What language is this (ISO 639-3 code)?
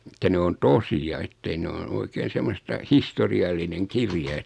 fin